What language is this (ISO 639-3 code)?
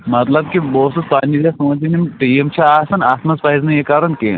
kas